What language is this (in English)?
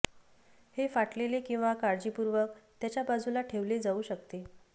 Marathi